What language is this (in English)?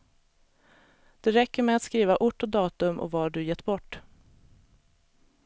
Swedish